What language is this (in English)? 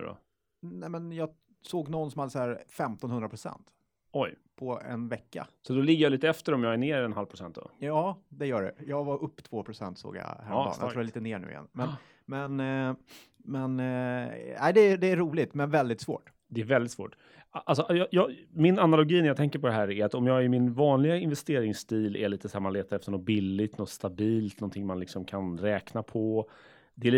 Swedish